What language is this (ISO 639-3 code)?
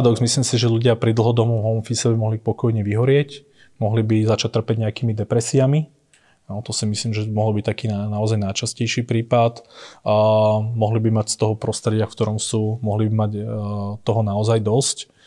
slk